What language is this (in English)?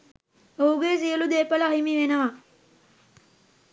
Sinhala